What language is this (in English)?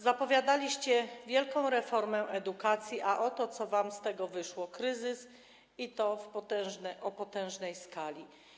Polish